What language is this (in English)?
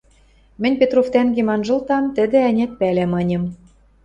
Western Mari